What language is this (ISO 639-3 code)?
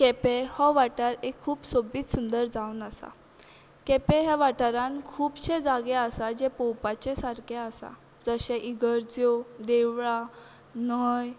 kok